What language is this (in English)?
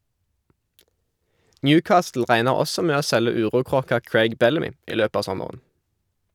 Norwegian